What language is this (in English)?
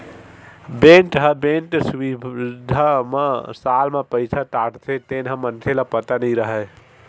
Chhattisgarhi